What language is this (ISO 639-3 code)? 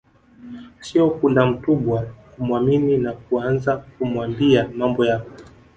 swa